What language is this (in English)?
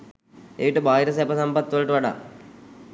Sinhala